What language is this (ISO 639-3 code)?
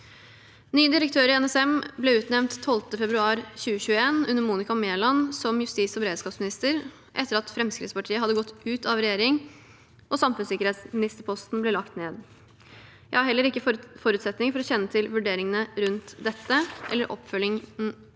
nor